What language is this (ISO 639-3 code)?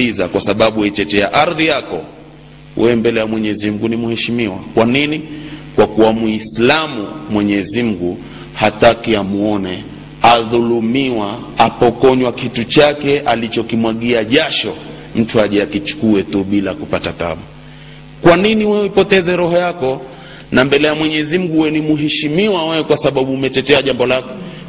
swa